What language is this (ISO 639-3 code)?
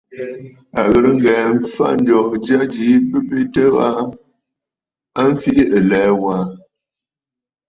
bfd